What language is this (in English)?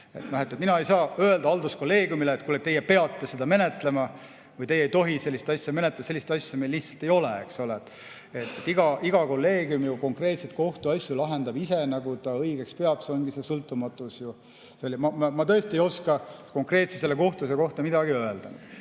Estonian